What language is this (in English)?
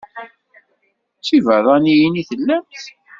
Kabyle